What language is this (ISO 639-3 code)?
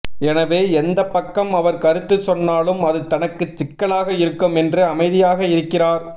tam